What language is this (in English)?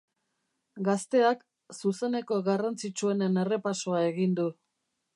Basque